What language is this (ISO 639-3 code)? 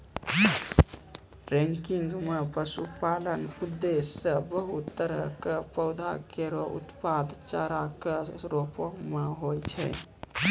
mai